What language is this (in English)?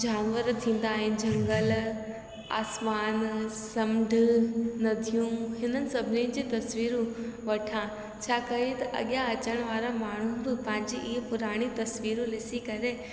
Sindhi